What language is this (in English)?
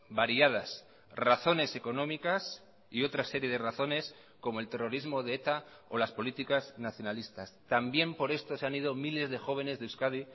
Spanish